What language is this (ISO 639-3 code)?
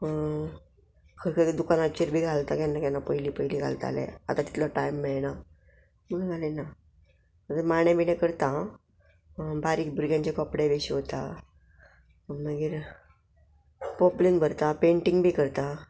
kok